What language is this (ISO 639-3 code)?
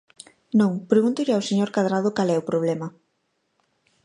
glg